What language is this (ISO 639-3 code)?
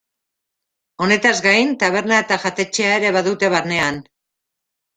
eus